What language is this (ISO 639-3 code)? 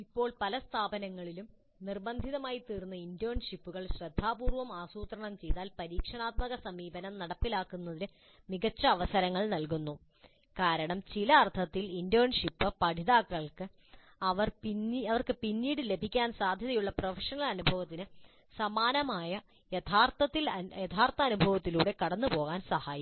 mal